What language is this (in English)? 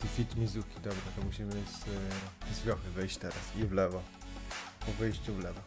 Polish